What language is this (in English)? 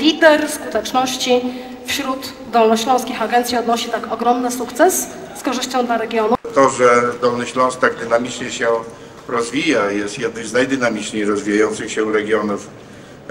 Polish